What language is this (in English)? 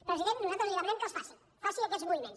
Catalan